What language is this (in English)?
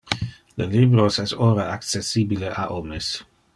Interlingua